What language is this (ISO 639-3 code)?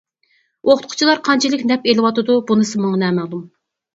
uig